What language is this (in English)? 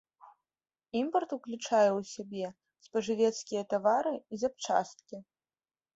Belarusian